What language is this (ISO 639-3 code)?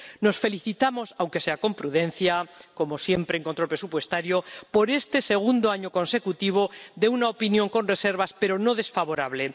spa